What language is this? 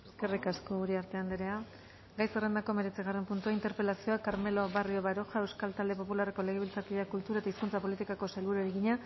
Basque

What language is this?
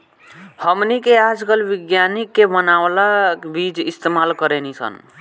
Bhojpuri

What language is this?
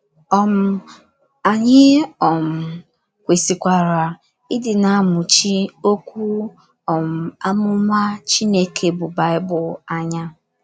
Igbo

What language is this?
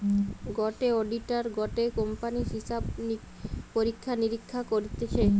Bangla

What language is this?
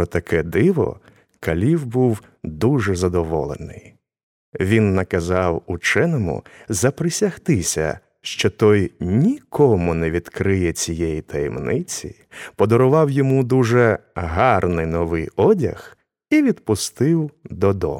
Ukrainian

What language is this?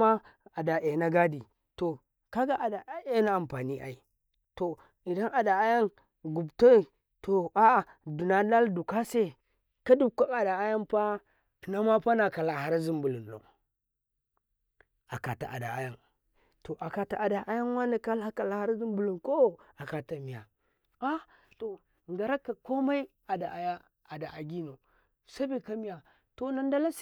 Karekare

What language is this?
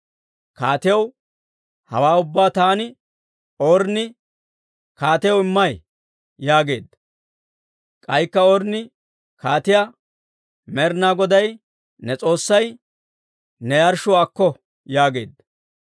Dawro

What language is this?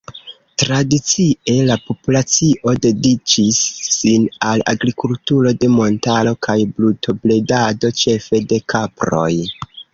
Esperanto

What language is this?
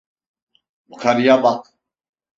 Turkish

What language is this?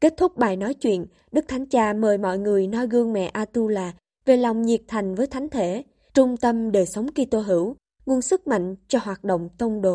Vietnamese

